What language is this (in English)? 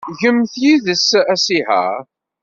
Kabyle